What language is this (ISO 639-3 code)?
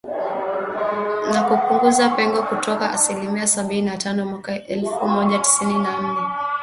swa